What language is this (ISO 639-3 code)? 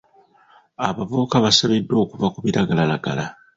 lug